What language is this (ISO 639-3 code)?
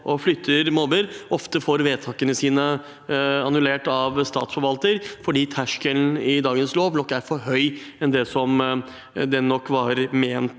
nor